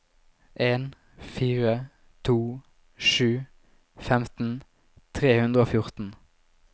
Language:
Norwegian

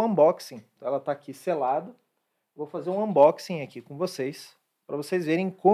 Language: Portuguese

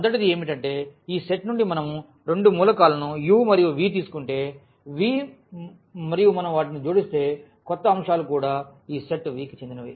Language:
Telugu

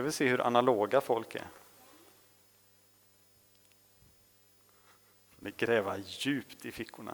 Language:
Swedish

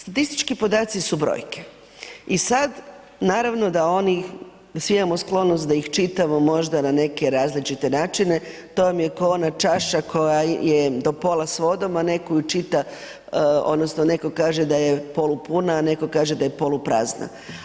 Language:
Croatian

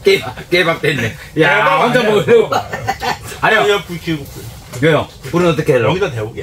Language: Korean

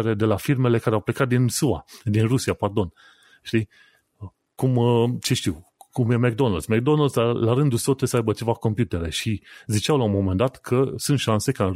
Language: Romanian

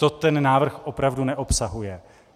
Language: Czech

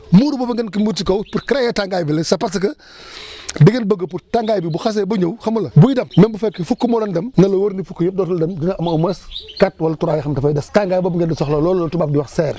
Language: Wolof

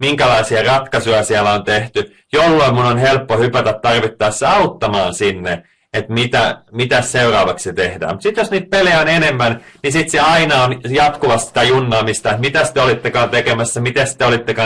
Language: Finnish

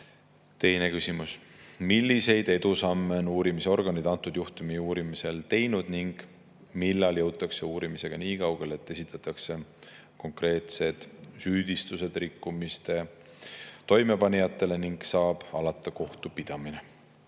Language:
Estonian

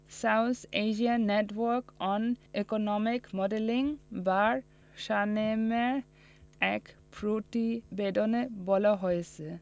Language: Bangla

